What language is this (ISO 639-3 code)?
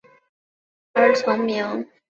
zho